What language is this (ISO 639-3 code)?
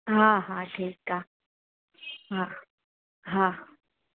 snd